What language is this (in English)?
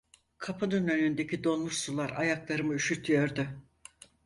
Turkish